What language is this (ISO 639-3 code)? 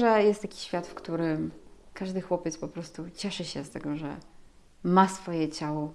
pol